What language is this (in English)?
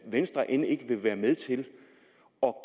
Danish